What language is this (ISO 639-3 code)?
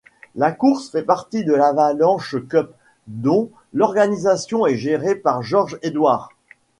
fra